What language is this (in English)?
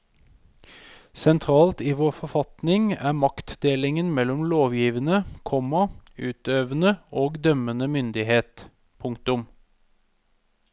Norwegian